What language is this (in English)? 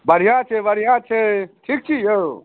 Maithili